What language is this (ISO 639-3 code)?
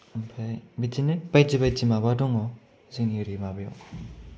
brx